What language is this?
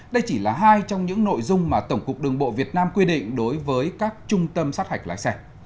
Vietnamese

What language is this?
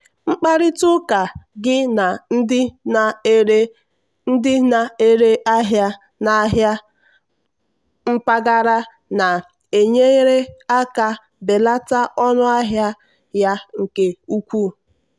Igbo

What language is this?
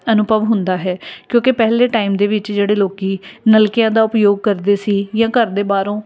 Punjabi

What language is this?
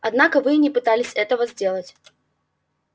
Russian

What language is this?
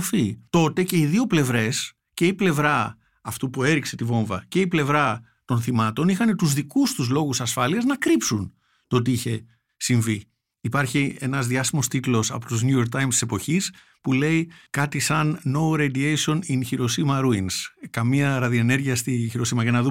Greek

